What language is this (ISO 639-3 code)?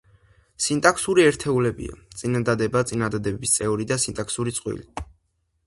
kat